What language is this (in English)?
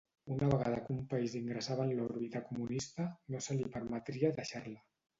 Catalan